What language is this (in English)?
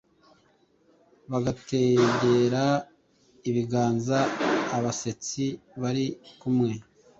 Kinyarwanda